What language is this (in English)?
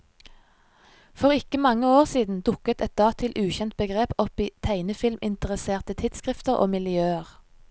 Norwegian